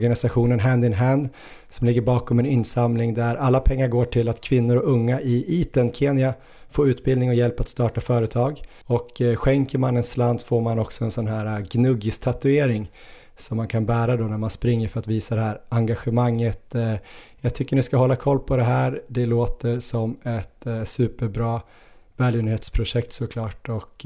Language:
Swedish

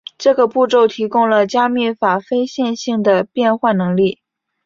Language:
Chinese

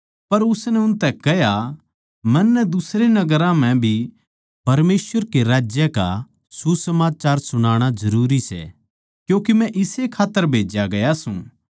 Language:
Haryanvi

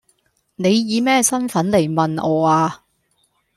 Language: Cantonese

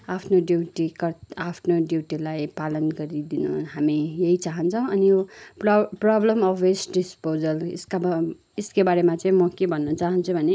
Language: Nepali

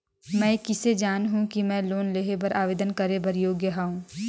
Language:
Chhattisgarhi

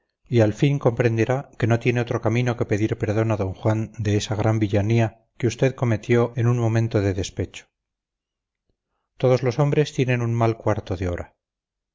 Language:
Spanish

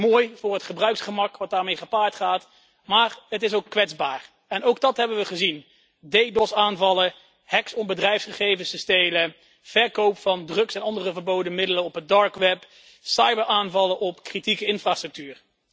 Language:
Dutch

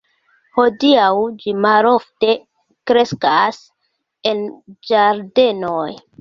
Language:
Esperanto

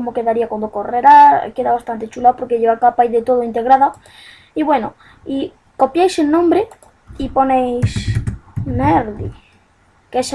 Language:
Spanish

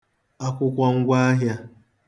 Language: Igbo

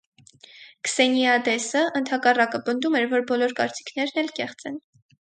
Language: Armenian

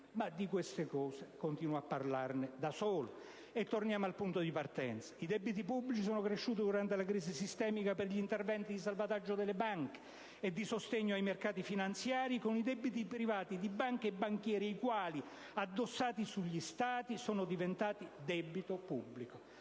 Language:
Italian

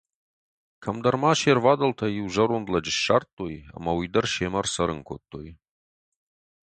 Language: Ossetic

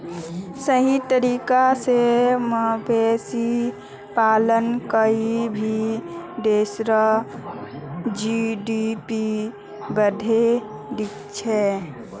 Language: Magahi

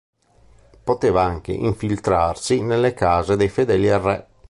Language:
Italian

